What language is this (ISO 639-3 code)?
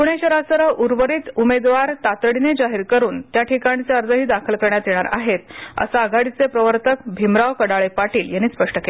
mar